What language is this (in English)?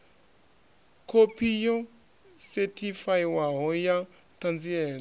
Venda